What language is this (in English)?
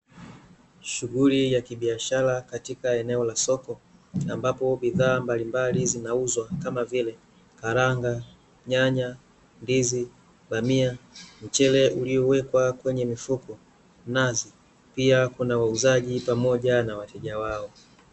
Swahili